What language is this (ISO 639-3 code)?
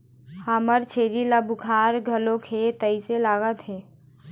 hne